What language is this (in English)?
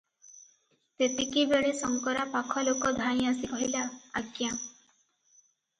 Odia